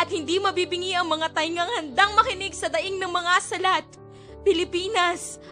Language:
Filipino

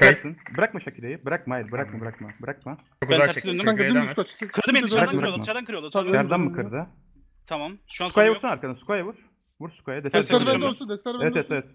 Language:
Turkish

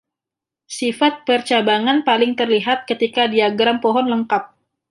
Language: Indonesian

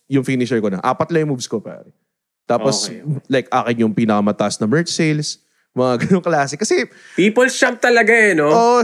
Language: Filipino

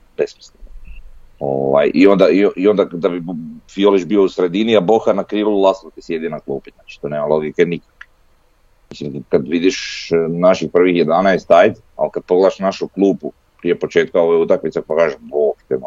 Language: Croatian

